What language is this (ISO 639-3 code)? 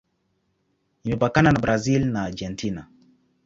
swa